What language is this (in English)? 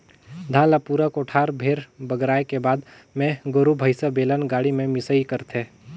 Chhattisgarhi